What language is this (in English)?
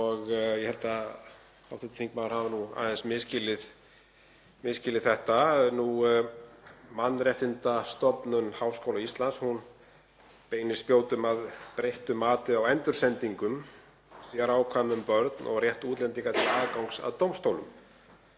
Icelandic